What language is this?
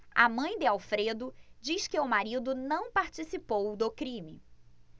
Portuguese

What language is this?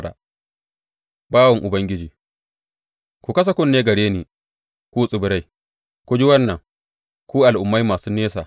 Hausa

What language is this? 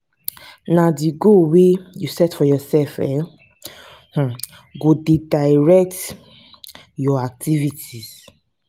Nigerian Pidgin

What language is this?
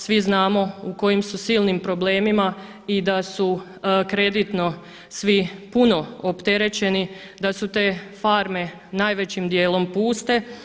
Croatian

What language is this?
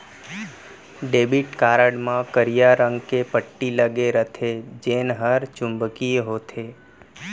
Chhattisgarhi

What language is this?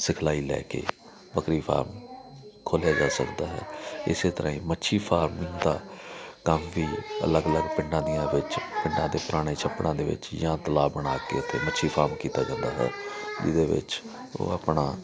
Punjabi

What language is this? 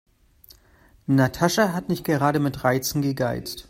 German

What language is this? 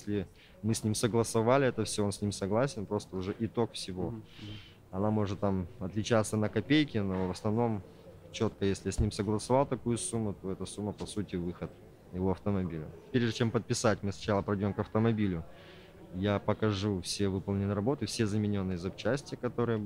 Russian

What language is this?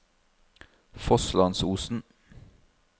Norwegian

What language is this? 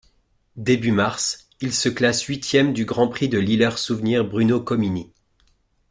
French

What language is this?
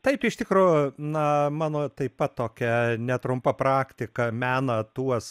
Lithuanian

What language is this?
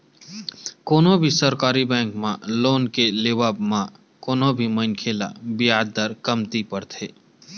Chhattisgarhi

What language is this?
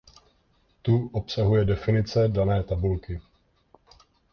Czech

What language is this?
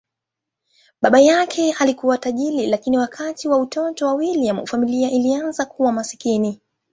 Swahili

